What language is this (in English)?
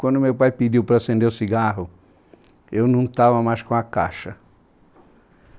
Portuguese